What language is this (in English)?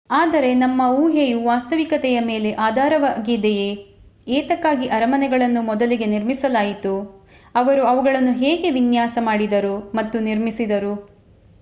Kannada